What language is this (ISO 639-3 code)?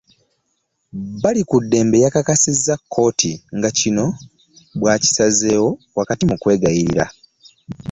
lug